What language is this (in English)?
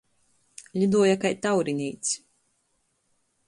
Latgalian